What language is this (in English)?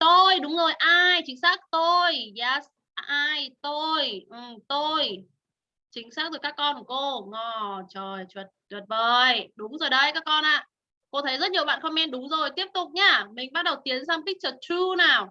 Vietnamese